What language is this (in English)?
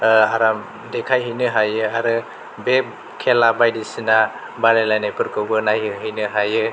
Bodo